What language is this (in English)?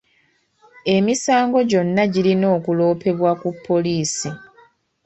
Ganda